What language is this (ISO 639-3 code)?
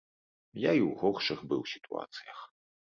bel